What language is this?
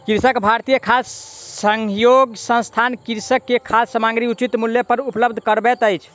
Maithili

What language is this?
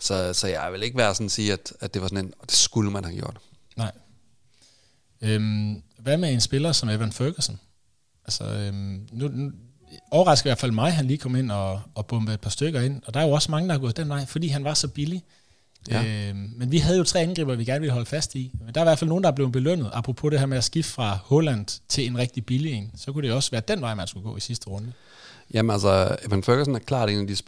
Danish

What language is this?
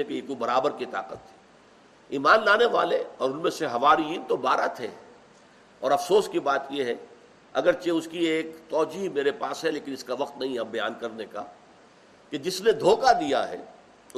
Urdu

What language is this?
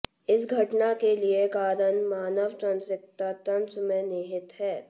Hindi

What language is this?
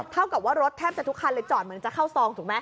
Thai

